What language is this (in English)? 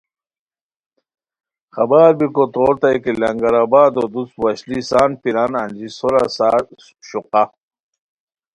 Khowar